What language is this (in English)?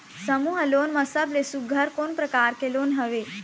Chhattisgarhi